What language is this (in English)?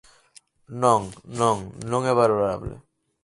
Galician